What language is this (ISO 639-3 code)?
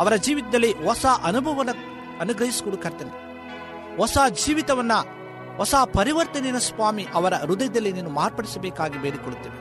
kan